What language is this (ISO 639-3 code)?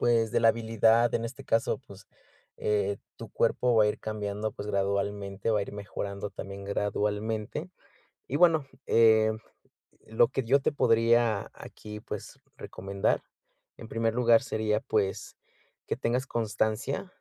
spa